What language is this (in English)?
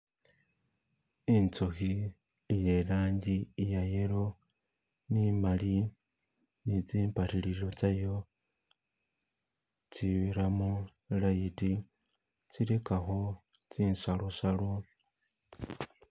Masaaba